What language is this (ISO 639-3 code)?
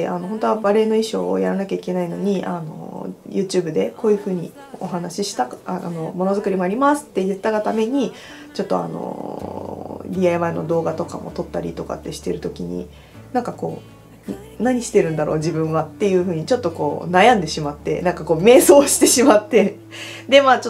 jpn